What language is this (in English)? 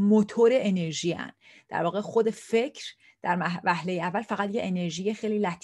Persian